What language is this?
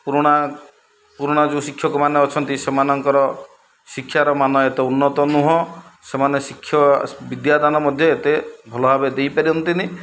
Odia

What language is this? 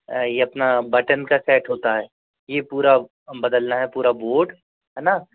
Hindi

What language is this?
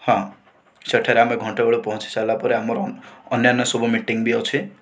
Odia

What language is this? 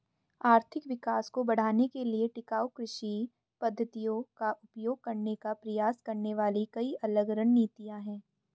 Hindi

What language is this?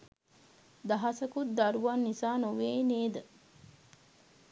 Sinhala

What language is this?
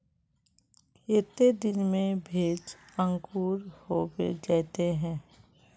Magahi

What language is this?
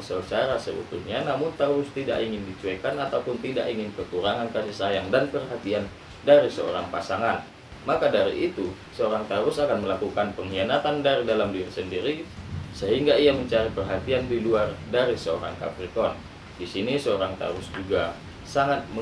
Indonesian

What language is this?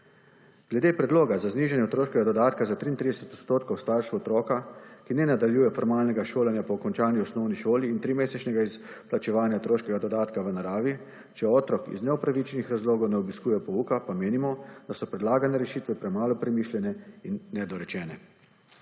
Slovenian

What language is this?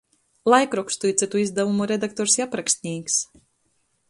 Latgalian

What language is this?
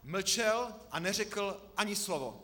Czech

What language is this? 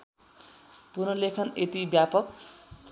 Nepali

